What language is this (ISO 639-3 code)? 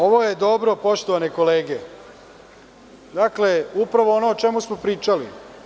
srp